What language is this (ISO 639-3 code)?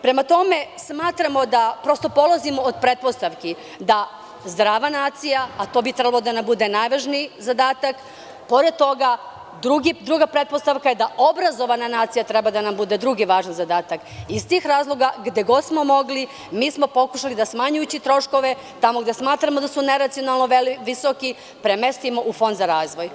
srp